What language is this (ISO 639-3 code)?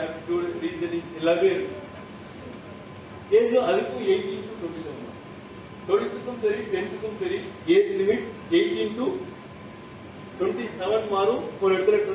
tam